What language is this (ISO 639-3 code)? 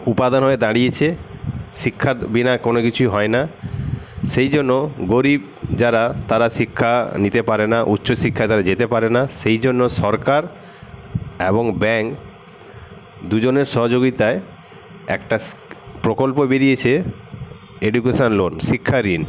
ben